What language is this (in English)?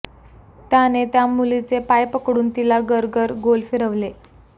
Marathi